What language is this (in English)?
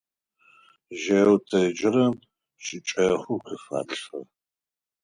Adyghe